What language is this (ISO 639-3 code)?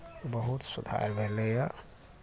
mai